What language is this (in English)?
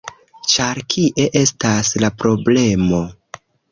Esperanto